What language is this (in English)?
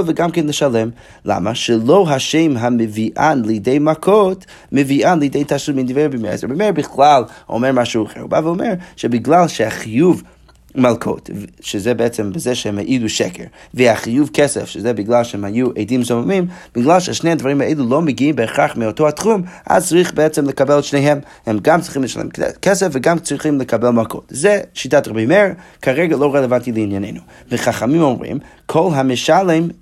Hebrew